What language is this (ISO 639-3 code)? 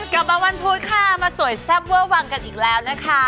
tha